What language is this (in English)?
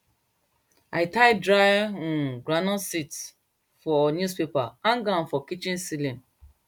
Nigerian Pidgin